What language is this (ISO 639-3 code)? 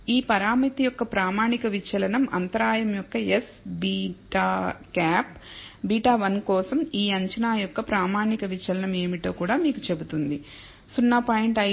tel